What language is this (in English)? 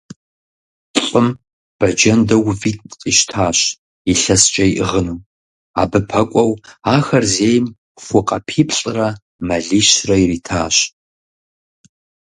Kabardian